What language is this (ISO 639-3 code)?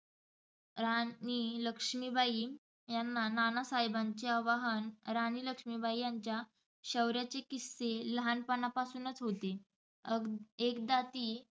mar